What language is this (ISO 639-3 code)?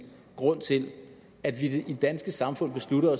dan